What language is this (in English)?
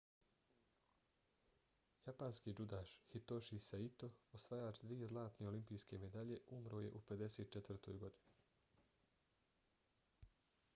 Bosnian